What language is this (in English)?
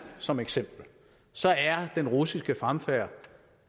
Danish